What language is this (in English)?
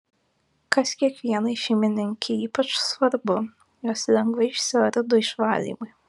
Lithuanian